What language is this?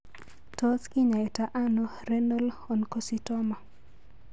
Kalenjin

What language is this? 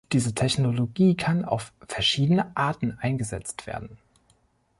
German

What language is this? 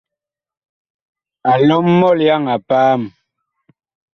Bakoko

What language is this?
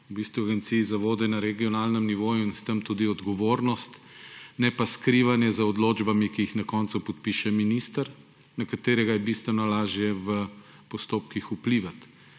Slovenian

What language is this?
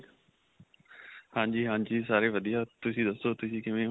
Punjabi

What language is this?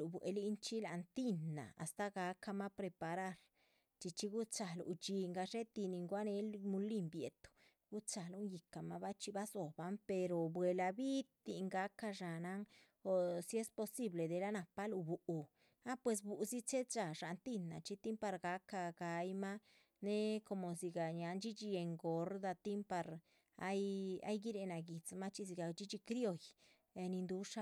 Chichicapan Zapotec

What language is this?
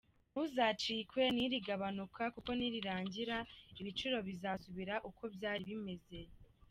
Kinyarwanda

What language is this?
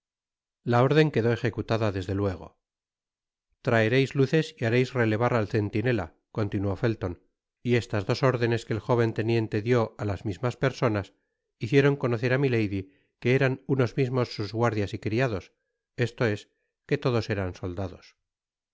Spanish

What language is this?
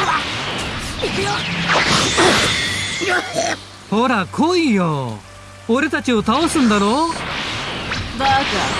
Japanese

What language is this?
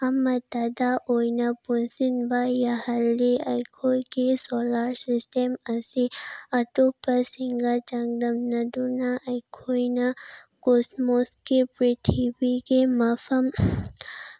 Manipuri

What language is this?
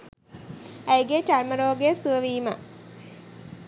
Sinhala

